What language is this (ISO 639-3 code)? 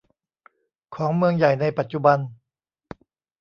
tha